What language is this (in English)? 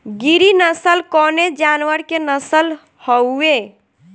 Bhojpuri